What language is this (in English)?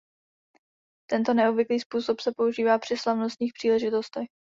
Czech